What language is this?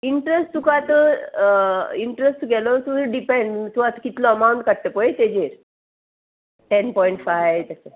Konkani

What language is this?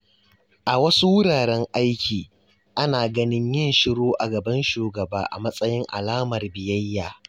Hausa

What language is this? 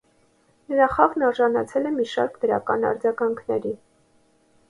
Armenian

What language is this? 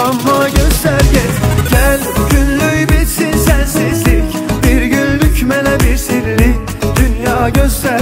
Arabic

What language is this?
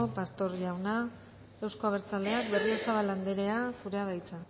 Basque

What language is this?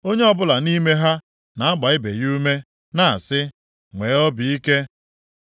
Igbo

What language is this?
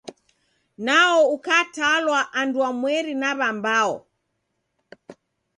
Taita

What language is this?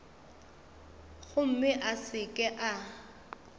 Northern Sotho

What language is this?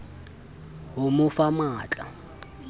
Southern Sotho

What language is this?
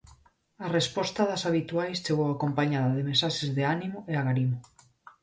Galician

